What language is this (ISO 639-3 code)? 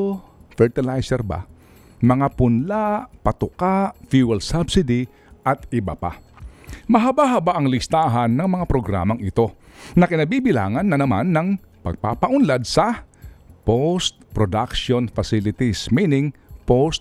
fil